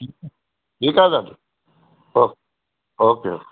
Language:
Sindhi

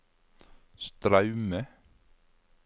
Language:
Norwegian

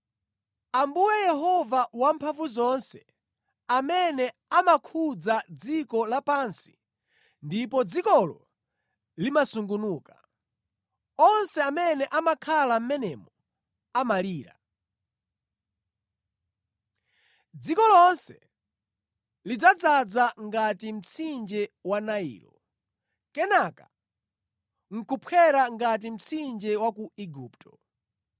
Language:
Nyanja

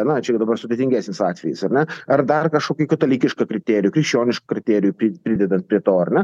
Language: Lithuanian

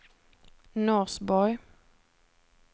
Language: Swedish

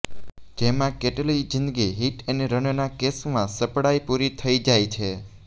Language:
Gujarati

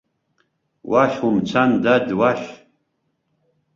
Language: Abkhazian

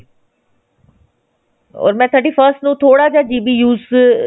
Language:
Punjabi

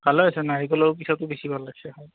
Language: Assamese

